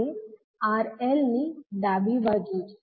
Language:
Gujarati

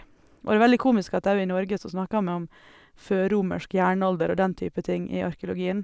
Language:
Norwegian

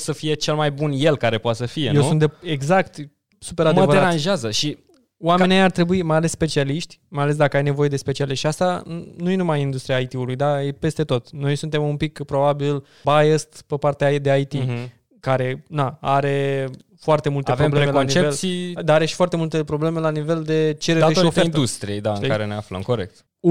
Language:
Romanian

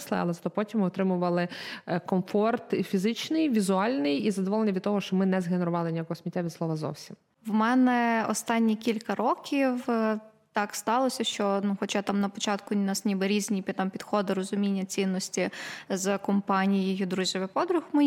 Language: Ukrainian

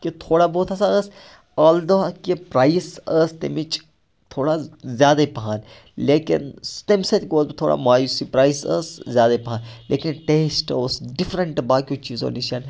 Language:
Kashmiri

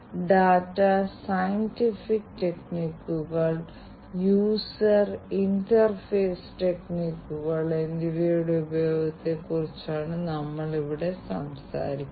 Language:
Malayalam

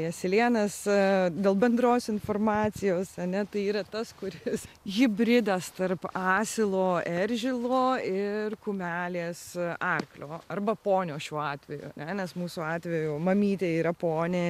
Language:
Lithuanian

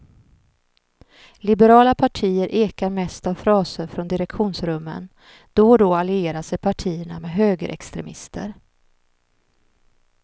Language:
Swedish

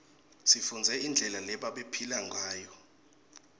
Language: Swati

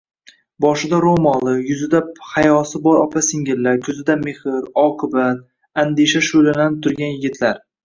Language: Uzbek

